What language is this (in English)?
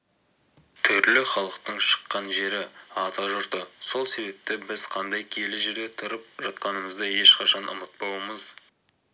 Kazakh